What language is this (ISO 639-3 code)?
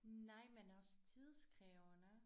dan